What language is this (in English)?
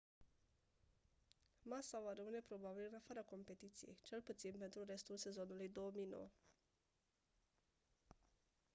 Romanian